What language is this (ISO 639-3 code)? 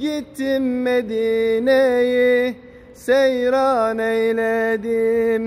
tur